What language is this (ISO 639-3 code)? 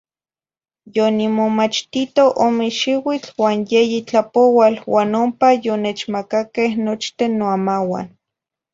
nhi